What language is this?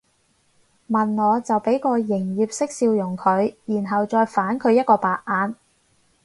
Cantonese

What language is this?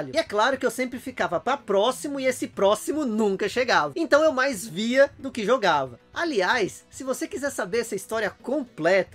Portuguese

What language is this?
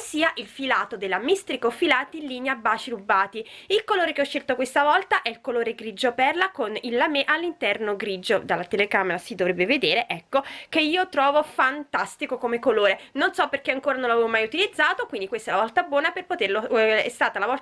Italian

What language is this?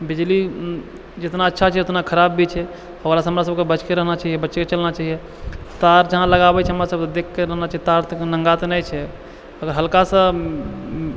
Maithili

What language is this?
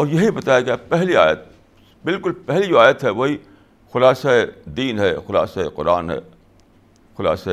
Urdu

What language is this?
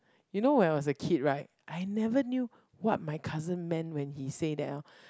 English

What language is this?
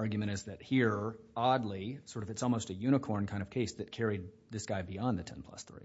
English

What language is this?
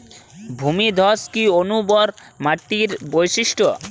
Bangla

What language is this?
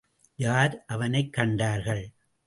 Tamil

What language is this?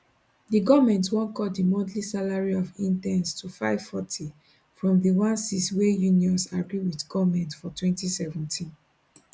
Nigerian Pidgin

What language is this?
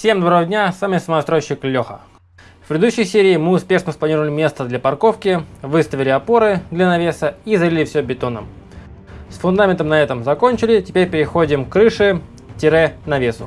Russian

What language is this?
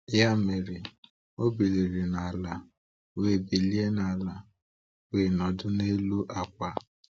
Igbo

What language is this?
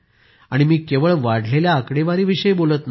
Marathi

